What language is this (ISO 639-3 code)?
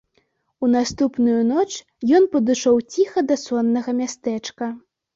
bel